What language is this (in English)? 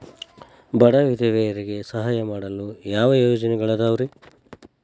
Kannada